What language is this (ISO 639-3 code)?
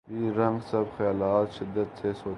urd